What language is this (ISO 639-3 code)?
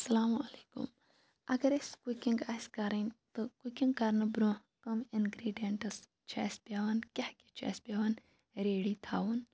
kas